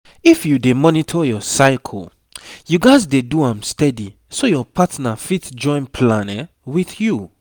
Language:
Nigerian Pidgin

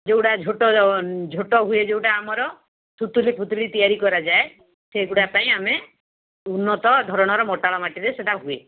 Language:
Odia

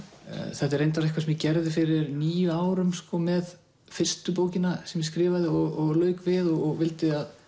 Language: Icelandic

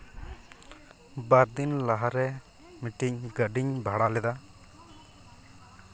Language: Santali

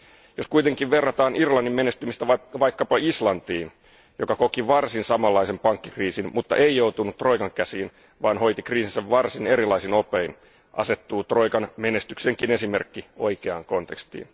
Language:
Finnish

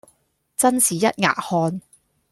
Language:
Cantonese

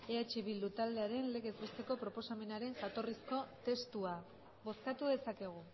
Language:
Basque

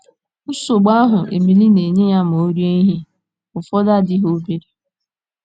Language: Igbo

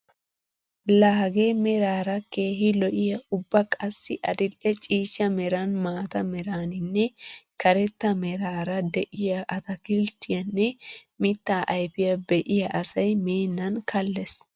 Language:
Wolaytta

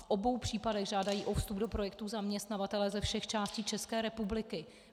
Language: Czech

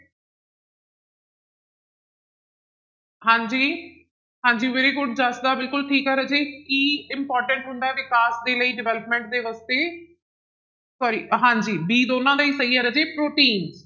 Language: Punjabi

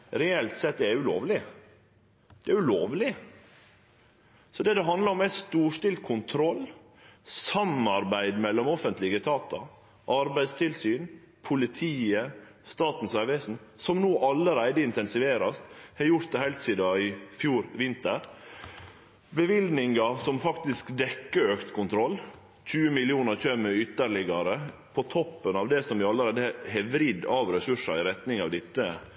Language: Norwegian Nynorsk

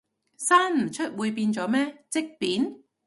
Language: Cantonese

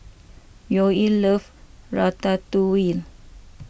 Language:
English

